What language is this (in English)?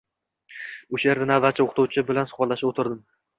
Uzbek